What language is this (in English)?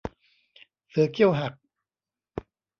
Thai